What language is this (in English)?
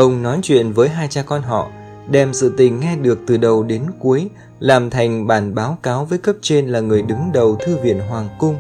Vietnamese